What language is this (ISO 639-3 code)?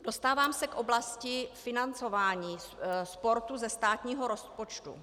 ces